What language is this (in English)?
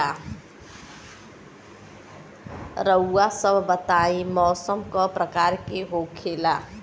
Bhojpuri